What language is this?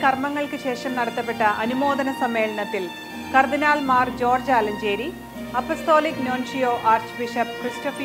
English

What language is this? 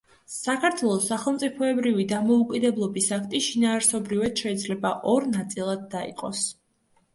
Georgian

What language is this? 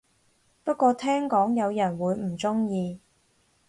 Cantonese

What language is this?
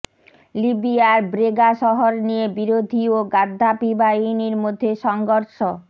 Bangla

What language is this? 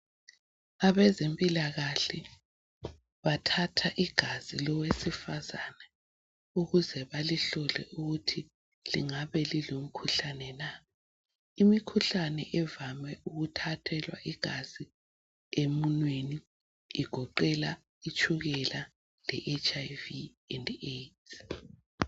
North Ndebele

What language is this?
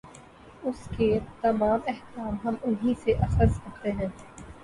Urdu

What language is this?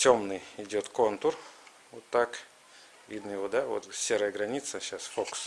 Russian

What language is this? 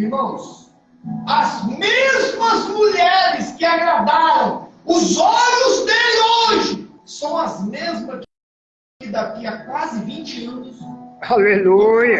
Portuguese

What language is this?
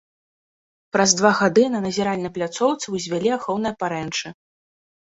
Belarusian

